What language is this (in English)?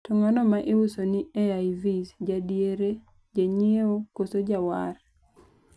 Luo (Kenya and Tanzania)